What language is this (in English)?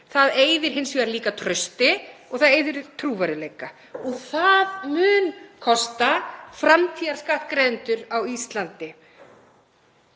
Icelandic